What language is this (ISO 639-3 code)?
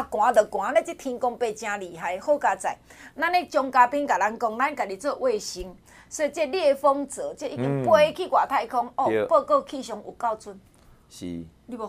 zho